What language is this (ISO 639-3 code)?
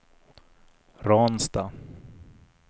swe